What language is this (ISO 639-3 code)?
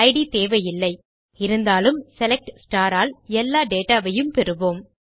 tam